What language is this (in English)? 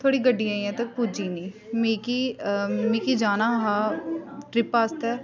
Dogri